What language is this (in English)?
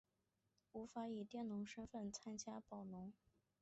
Chinese